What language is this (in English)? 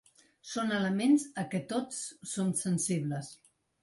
Catalan